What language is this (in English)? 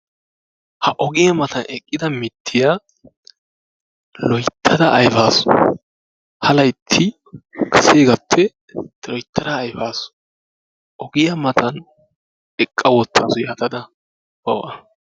Wolaytta